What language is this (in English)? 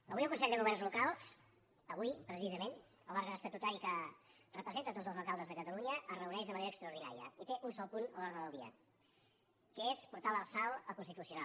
Catalan